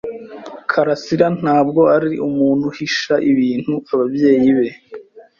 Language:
Kinyarwanda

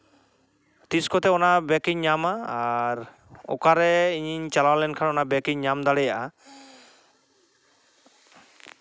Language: Santali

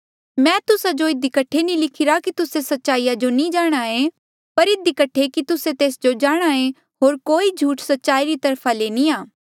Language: Mandeali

